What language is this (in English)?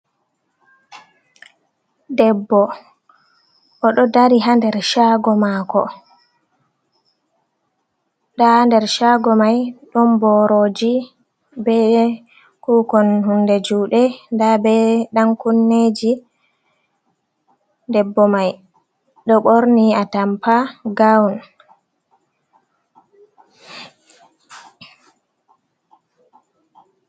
Fula